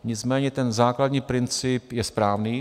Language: Czech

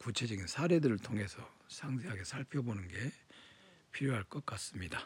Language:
Korean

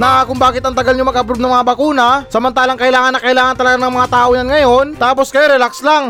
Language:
Filipino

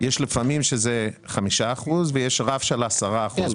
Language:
Hebrew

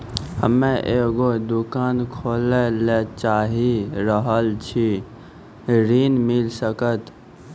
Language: Maithili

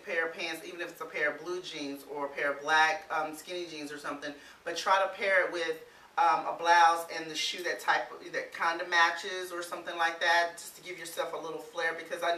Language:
English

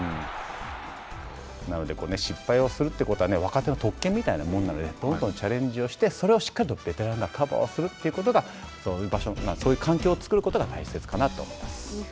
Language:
Japanese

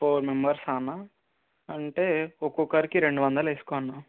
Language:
Telugu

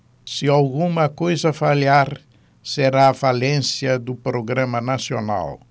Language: Portuguese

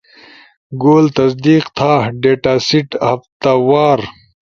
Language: Ushojo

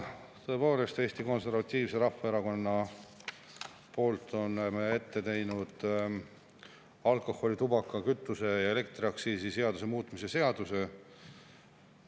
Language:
Estonian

